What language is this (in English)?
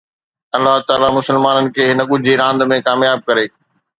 Sindhi